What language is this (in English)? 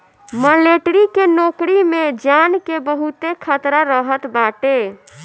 Bhojpuri